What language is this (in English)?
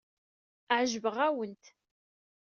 Kabyle